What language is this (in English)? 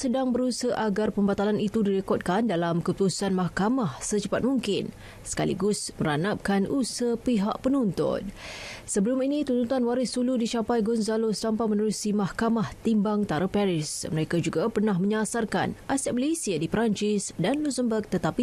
Malay